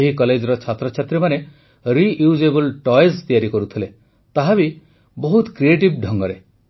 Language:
Odia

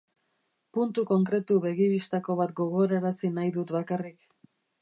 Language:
Basque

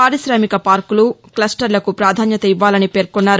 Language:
Telugu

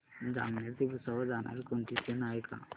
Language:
Marathi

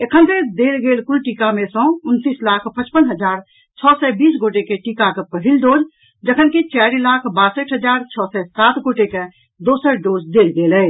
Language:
Maithili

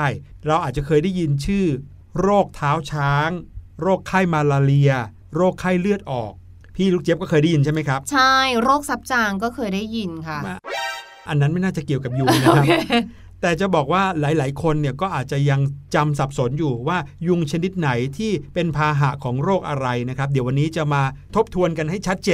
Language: Thai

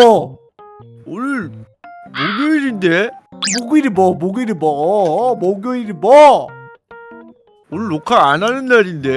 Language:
Korean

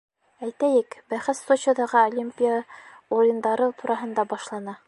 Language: Bashkir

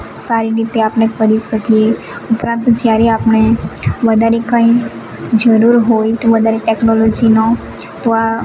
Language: Gujarati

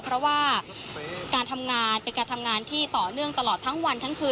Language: Thai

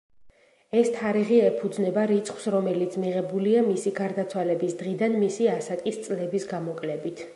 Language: Georgian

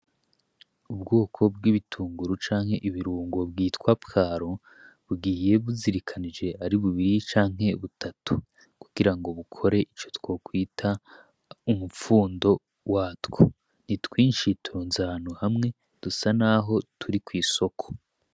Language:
Rundi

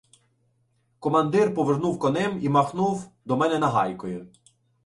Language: Ukrainian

